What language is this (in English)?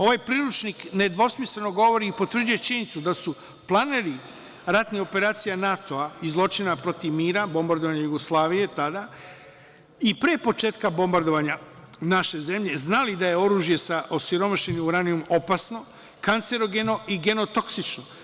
Serbian